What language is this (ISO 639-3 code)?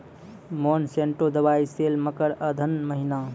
mai